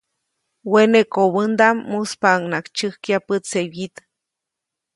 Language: Copainalá Zoque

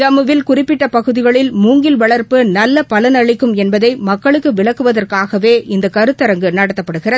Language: Tamil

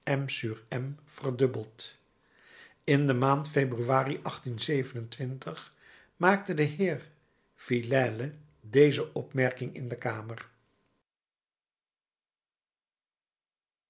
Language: Dutch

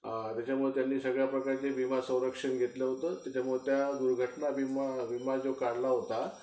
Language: Marathi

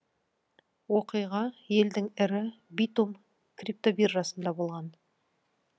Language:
Kazakh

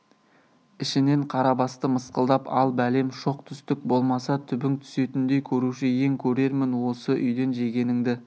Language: Kazakh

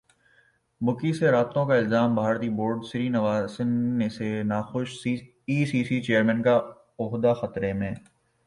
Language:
Urdu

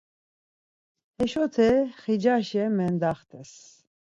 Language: Laz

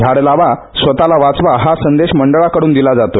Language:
Marathi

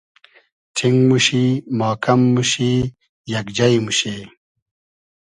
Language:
Hazaragi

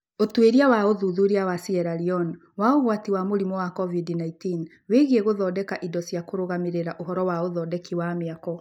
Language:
Kikuyu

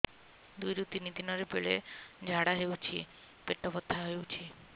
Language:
Odia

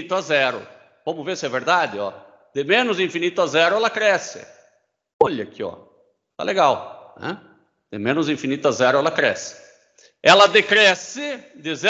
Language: Portuguese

